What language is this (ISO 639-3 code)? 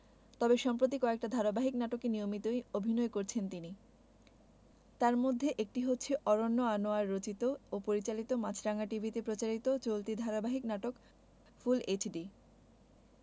ben